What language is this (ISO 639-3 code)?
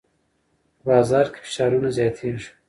pus